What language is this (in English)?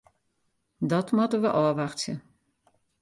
Western Frisian